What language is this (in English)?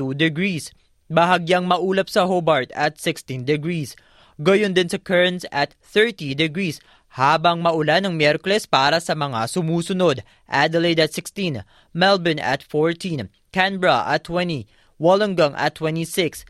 Filipino